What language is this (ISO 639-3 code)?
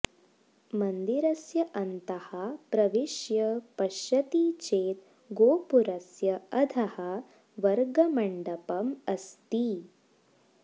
san